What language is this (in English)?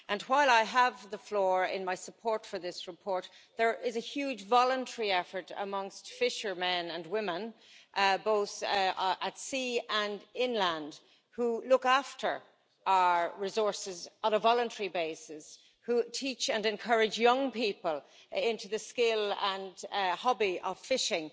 English